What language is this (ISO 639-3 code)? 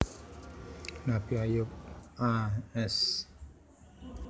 jav